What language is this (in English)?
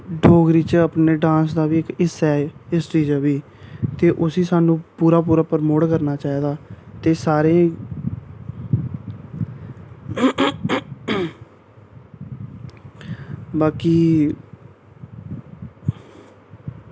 Dogri